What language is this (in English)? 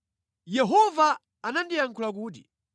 Nyanja